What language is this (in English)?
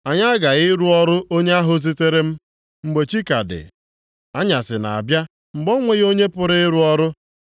Igbo